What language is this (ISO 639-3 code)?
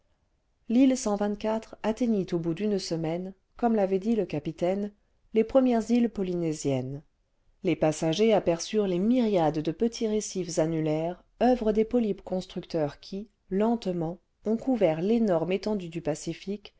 fra